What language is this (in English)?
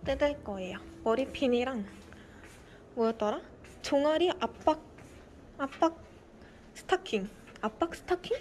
Korean